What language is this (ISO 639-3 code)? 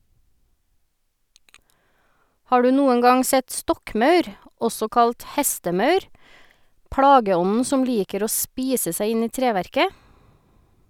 nor